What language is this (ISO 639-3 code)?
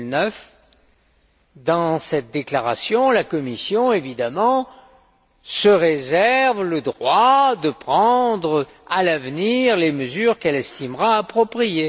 fra